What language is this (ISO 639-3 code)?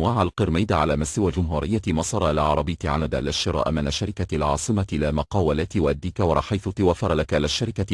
ara